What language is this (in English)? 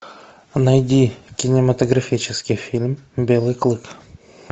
Russian